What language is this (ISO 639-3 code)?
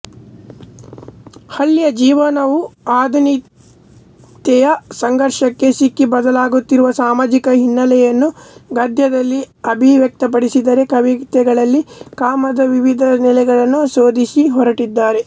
kan